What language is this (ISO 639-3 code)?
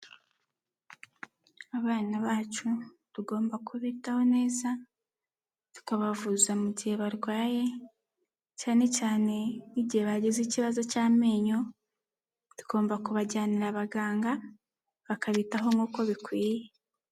kin